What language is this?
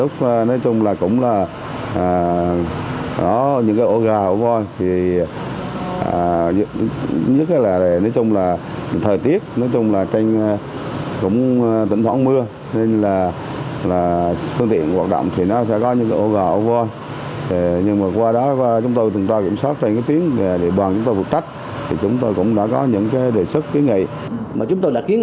Vietnamese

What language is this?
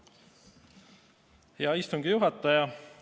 Estonian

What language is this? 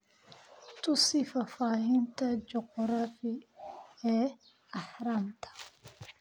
Somali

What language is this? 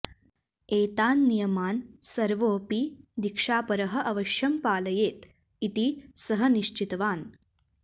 Sanskrit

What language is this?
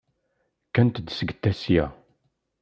Kabyle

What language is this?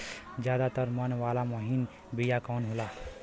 Bhojpuri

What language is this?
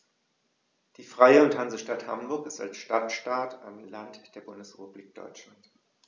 German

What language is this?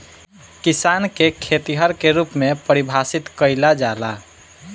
Bhojpuri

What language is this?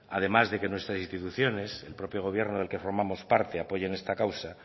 Spanish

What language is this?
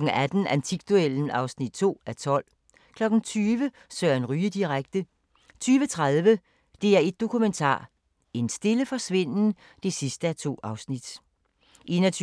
Danish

